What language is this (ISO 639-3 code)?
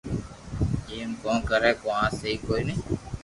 lrk